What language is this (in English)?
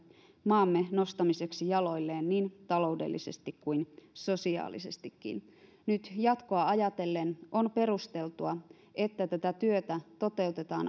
Finnish